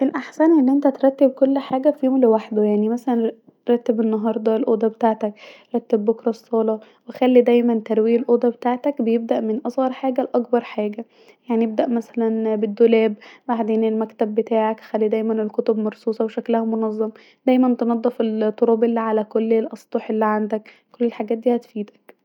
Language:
Egyptian Arabic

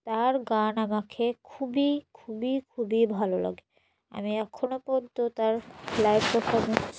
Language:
Bangla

